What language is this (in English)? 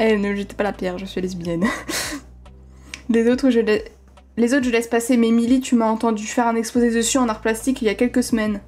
French